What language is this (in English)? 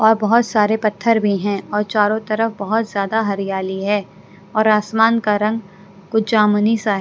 Hindi